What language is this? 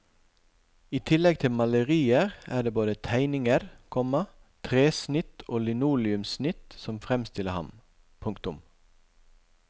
Norwegian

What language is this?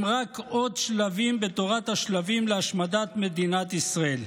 Hebrew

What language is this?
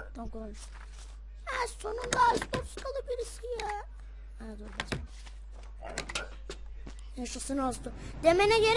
Turkish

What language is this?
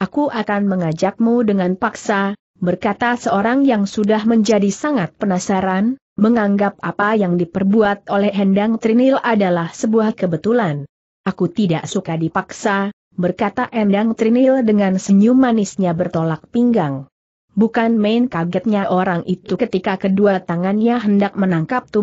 Indonesian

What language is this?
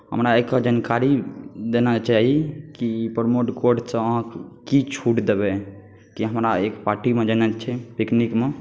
Maithili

